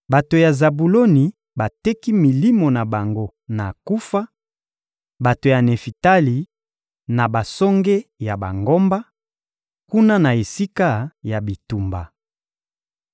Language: Lingala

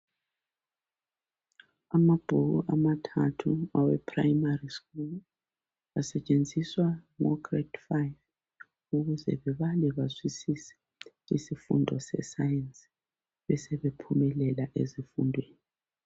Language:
North Ndebele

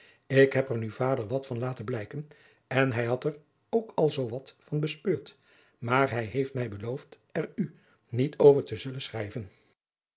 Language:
Dutch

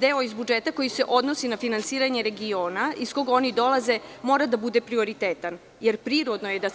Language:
Serbian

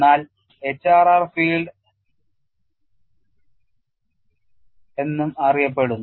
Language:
Malayalam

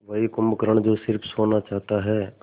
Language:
Hindi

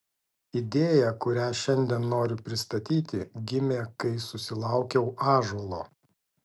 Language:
Lithuanian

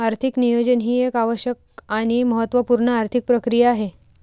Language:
Marathi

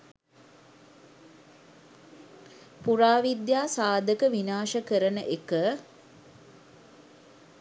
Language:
Sinhala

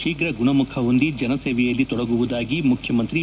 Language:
Kannada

